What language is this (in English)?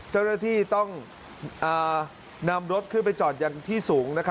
Thai